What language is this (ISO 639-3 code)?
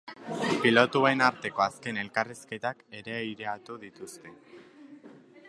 eus